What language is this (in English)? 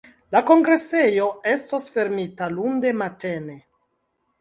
Esperanto